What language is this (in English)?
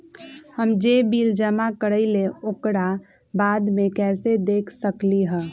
Magahi